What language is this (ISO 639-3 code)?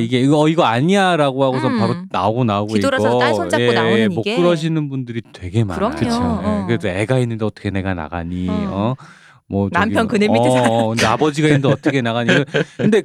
kor